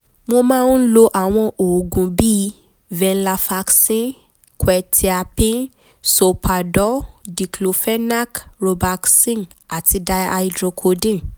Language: Yoruba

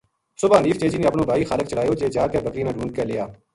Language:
Gujari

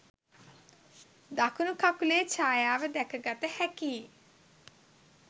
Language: Sinhala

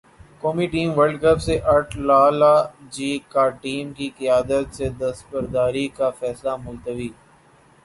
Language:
Urdu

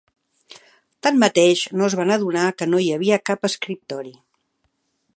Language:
Catalan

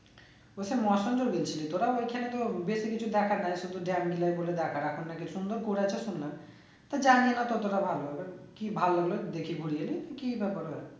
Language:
Bangla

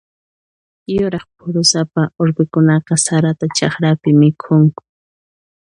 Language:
Puno Quechua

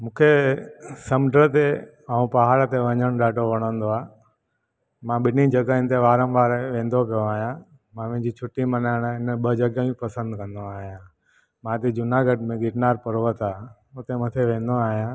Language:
Sindhi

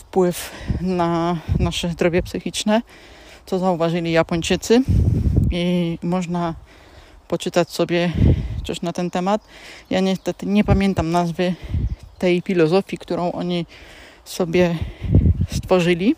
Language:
Polish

